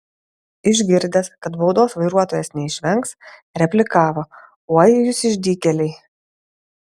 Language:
Lithuanian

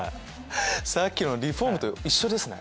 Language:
Japanese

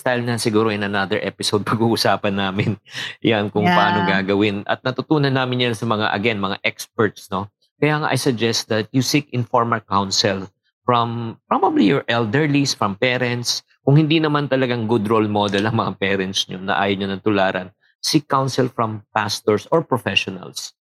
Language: Filipino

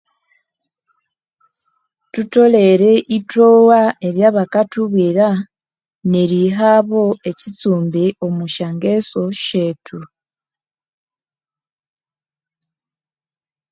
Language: Konzo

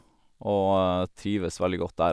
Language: Norwegian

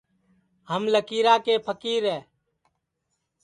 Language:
Sansi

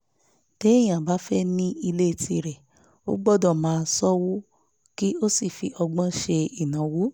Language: Yoruba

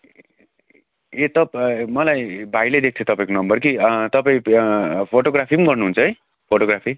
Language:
Nepali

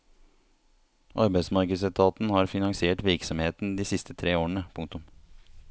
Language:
Norwegian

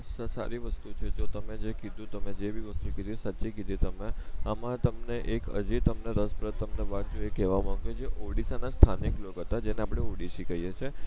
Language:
Gujarati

